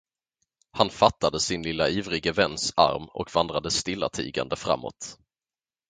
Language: Swedish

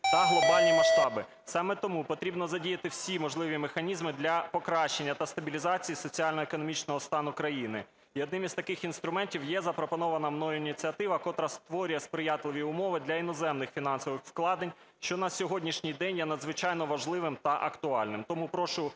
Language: Ukrainian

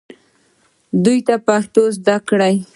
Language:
Pashto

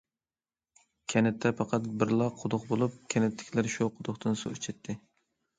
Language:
Uyghur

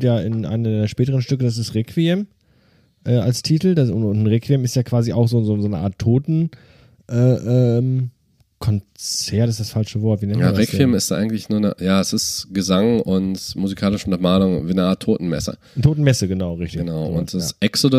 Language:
German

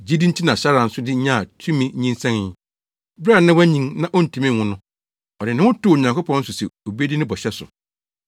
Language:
Akan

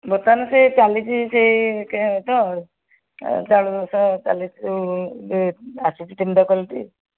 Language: Odia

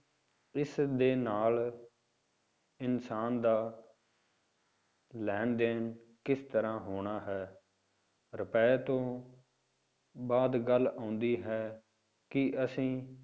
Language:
Punjabi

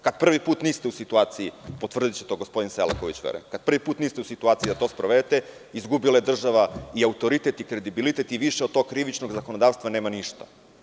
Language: Serbian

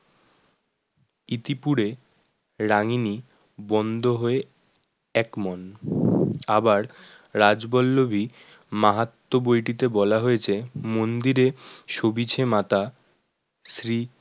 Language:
Bangla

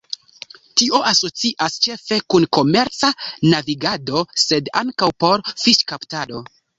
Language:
Esperanto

